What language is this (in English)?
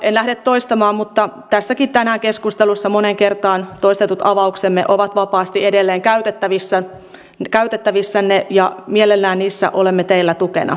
Finnish